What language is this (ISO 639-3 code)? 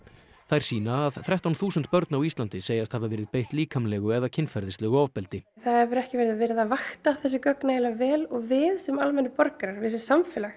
isl